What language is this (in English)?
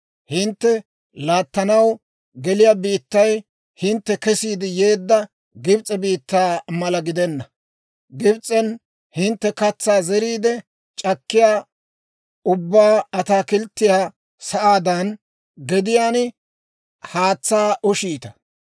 Dawro